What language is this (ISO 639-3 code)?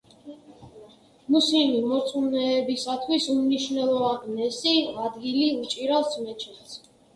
kat